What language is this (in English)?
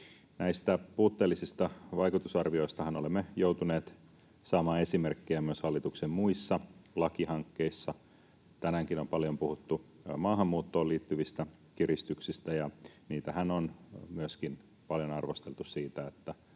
Finnish